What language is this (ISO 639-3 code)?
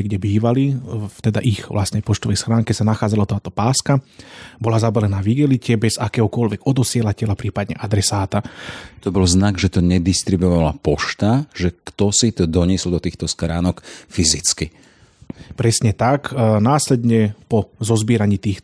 slk